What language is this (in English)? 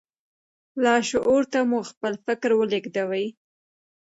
Pashto